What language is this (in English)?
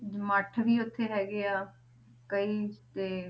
Punjabi